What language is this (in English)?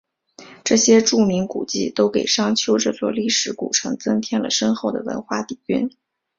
Chinese